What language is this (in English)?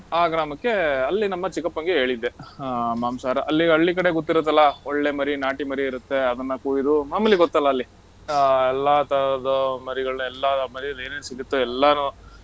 Kannada